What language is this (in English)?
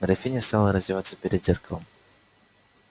Russian